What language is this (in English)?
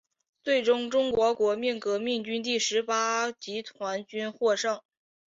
Chinese